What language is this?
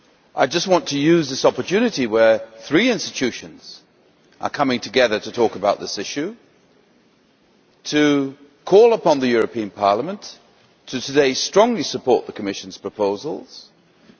English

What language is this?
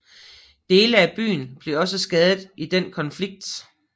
Danish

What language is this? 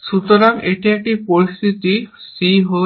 Bangla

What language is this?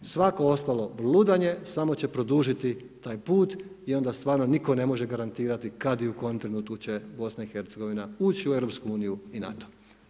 Croatian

